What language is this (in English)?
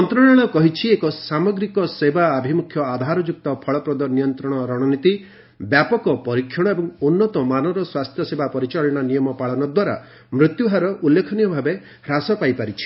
Odia